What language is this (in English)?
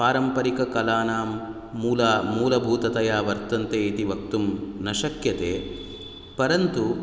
Sanskrit